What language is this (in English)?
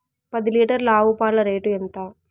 Telugu